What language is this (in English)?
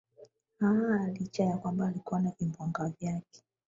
Swahili